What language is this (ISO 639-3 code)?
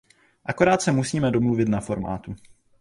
ces